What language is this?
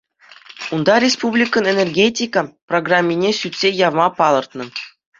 Chuvash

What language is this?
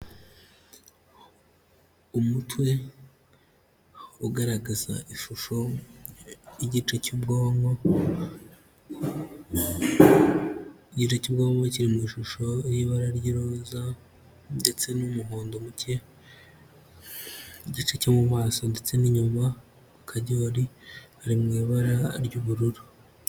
Kinyarwanda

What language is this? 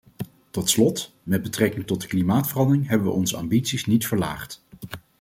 Dutch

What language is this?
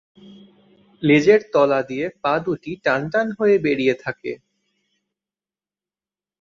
Bangla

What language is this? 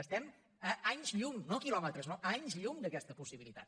Catalan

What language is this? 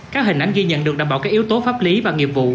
Vietnamese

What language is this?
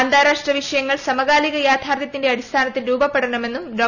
Malayalam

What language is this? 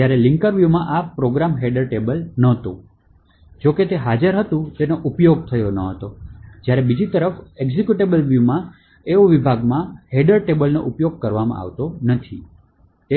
Gujarati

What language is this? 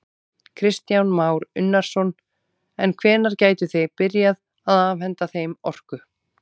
Icelandic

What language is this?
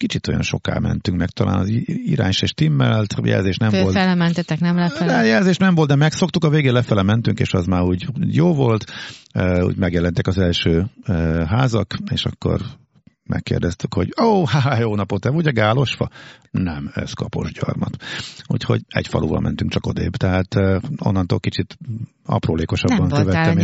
Hungarian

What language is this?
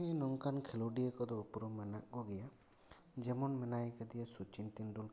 Santali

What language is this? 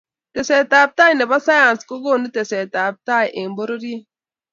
Kalenjin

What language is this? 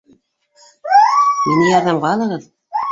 Bashkir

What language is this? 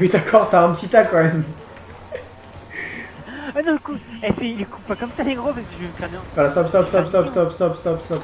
French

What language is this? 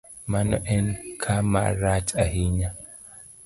Luo (Kenya and Tanzania)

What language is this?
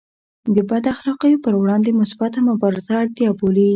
Pashto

